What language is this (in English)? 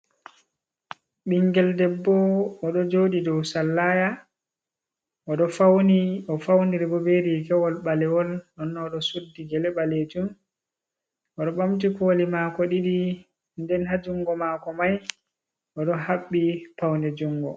Fula